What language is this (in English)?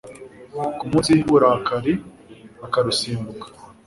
Kinyarwanda